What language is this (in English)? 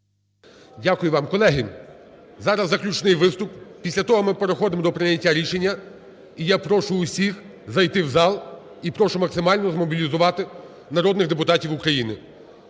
Ukrainian